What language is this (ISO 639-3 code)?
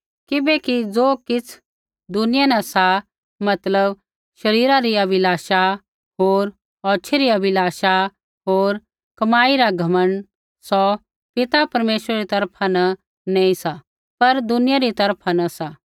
kfx